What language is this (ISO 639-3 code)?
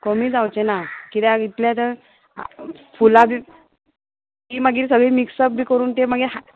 kok